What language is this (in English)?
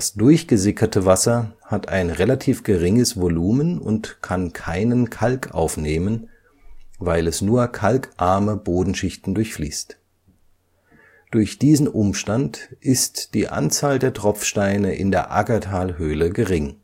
German